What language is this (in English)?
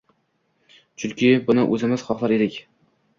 Uzbek